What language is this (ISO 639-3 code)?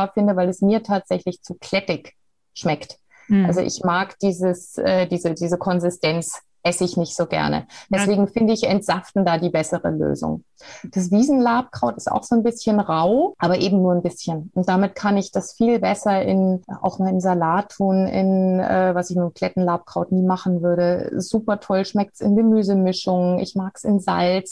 deu